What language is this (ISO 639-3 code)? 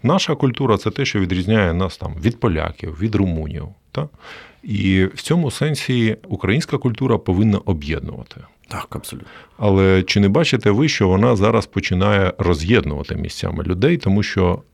ukr